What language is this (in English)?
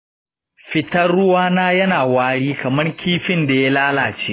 Hausa